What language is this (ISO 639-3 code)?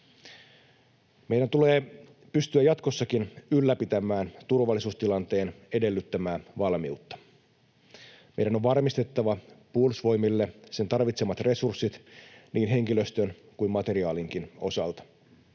fin